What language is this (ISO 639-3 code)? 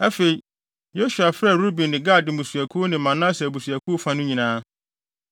aka